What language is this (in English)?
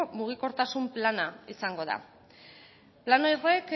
Basque